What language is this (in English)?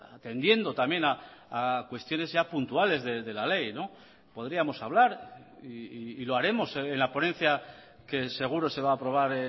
Spanish